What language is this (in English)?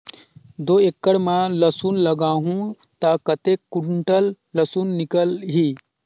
Chhattisgarhi